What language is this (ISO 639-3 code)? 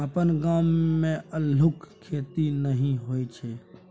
mai